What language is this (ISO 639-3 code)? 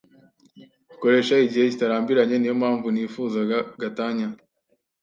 kin